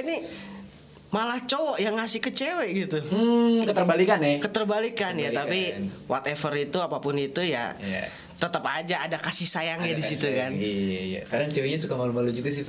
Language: Indonesian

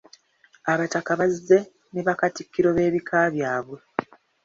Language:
Ganda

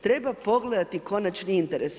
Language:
Croatian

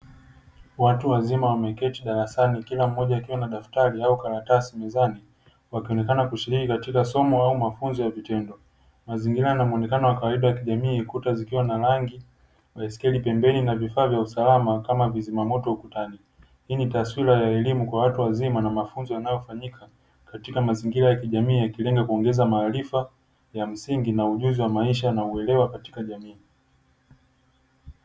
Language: Swahili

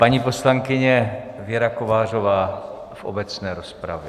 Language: Czech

